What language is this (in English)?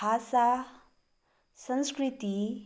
Nepali